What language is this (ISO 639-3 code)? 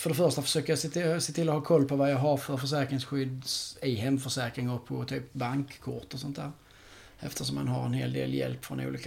swe